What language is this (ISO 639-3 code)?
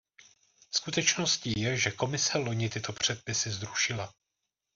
ces